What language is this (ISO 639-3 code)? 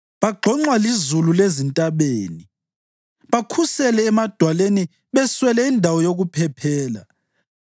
nde